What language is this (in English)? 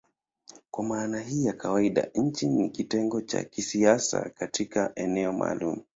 Swahili